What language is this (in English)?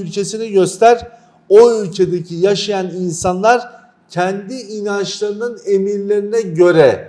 Turkish